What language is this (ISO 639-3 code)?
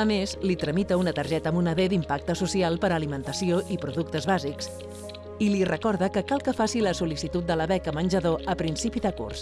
cat